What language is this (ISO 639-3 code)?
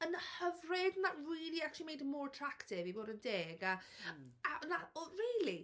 cym